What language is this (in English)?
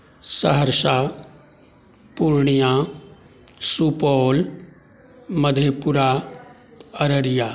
Maithili